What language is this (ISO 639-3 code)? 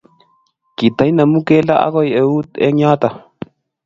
kln